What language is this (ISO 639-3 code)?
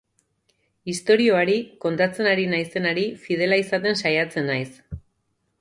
eus